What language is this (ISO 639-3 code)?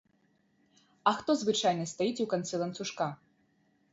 bel